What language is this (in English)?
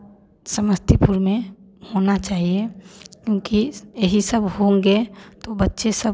Hindi